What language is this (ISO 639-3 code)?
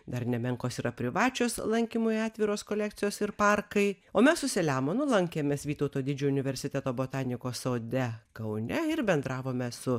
lit